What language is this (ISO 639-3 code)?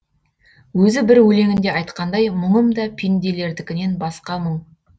kaz